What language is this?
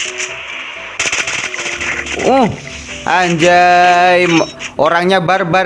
Indonesian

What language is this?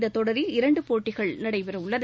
Tamil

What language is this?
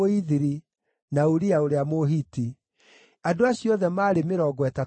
Kikuyu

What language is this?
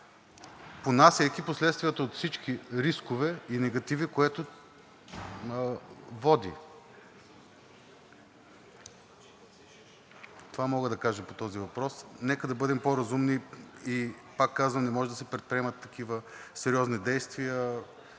Bulgarian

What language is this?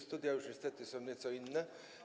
Polish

